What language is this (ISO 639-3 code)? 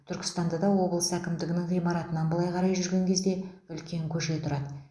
kaz